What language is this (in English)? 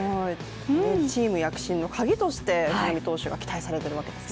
Japanese